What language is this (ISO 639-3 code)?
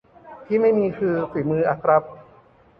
tha